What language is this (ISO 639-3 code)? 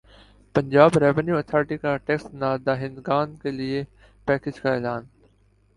urd